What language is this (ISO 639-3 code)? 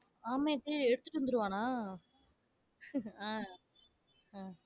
tam